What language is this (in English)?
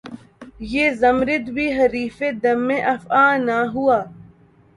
Urdu